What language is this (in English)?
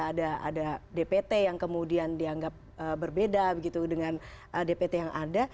Indonesian